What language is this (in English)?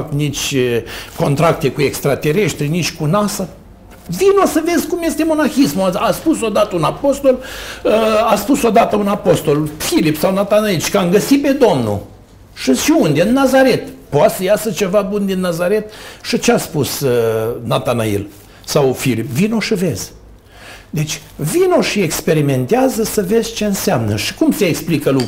Romanian